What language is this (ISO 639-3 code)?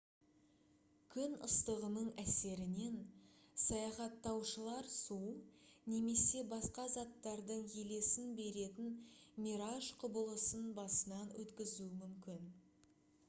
kaz